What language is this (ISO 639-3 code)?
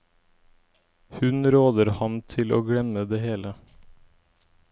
nor